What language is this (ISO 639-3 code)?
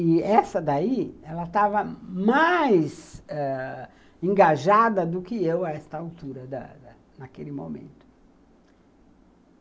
por